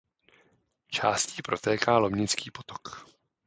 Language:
Czech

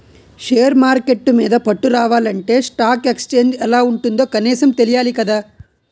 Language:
Telugu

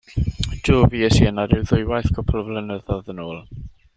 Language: Welsh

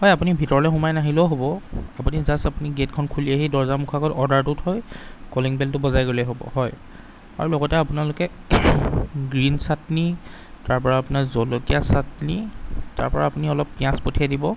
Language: Assamese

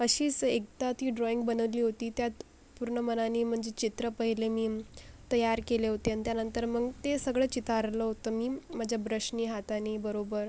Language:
Marathi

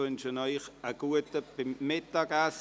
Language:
Swiss German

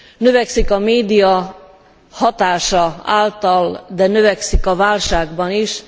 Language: Hungarian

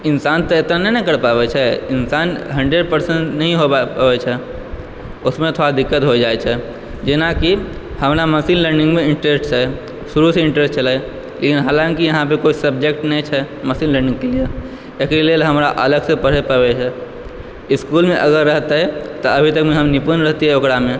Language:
Maithili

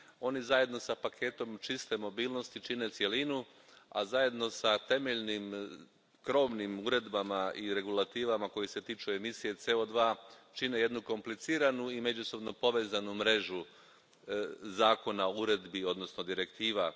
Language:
Croatian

